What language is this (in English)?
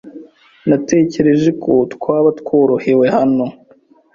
Kinyarwanda